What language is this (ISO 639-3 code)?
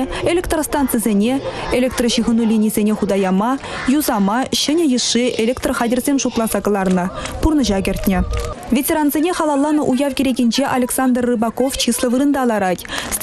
rus